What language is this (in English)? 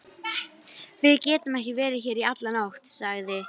Icelandic